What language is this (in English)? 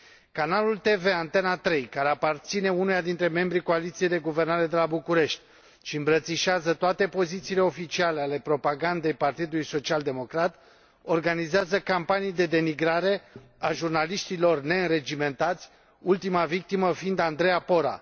Romanian